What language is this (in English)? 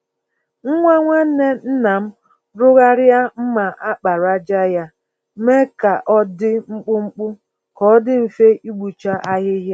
Igbo